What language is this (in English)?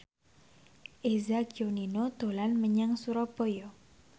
Javanese